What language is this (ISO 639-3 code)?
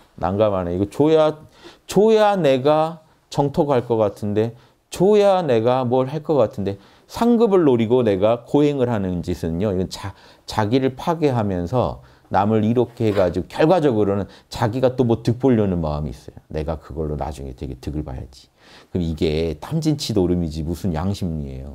kor